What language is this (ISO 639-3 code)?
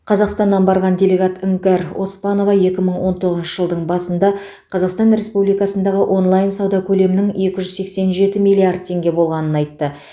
kaz